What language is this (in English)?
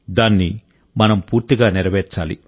Telugu